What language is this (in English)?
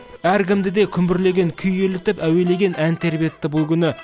Kazakh